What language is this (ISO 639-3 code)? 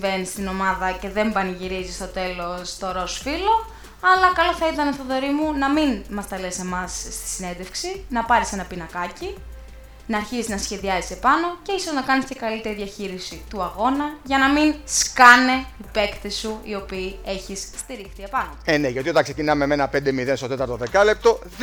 ell